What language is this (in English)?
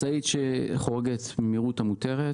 Hebrew